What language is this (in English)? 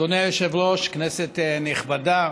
Hebrew